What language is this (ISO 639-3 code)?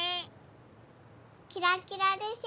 jpn